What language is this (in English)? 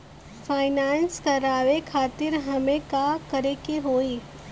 Bhojpuri